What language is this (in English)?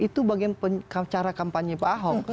Indonesian